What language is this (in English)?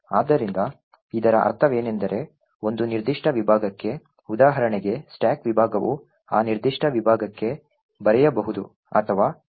Kannada